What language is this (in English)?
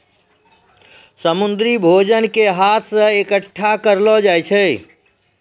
Maithili